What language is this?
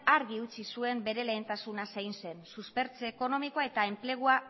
Basque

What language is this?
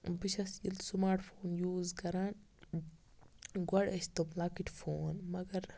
Kashmiri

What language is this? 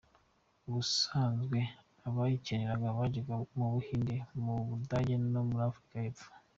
Kinyarwanda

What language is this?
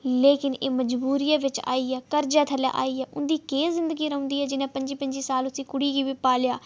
Dogri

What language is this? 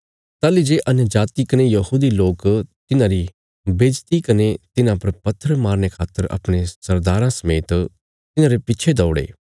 Bilaspuri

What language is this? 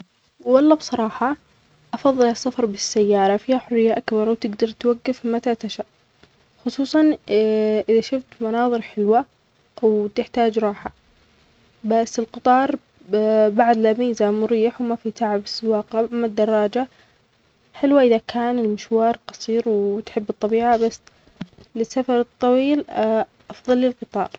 Omani Arabic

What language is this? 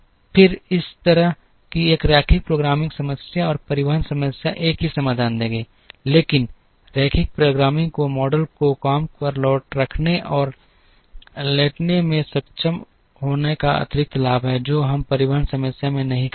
Hindi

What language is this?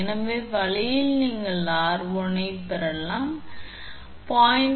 Tamil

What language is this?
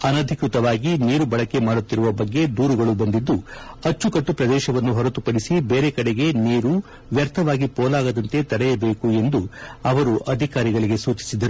Kannada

